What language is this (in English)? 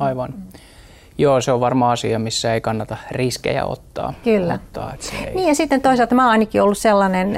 Finnish